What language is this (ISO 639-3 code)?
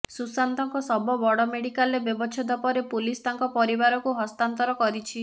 ori